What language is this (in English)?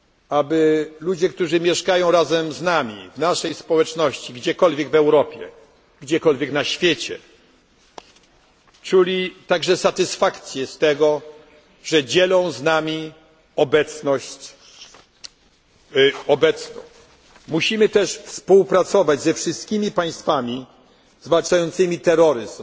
Polish